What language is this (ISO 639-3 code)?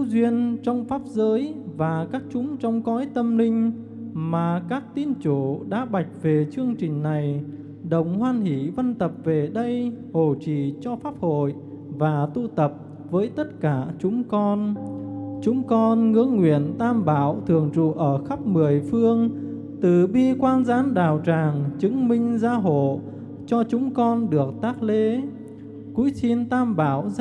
vie